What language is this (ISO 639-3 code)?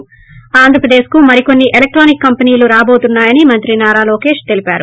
tel